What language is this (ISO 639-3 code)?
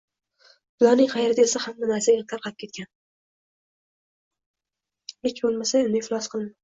uzb